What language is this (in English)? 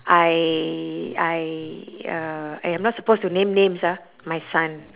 English